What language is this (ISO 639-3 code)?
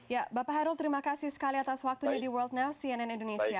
ind